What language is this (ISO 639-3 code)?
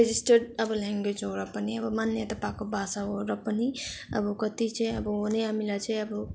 nep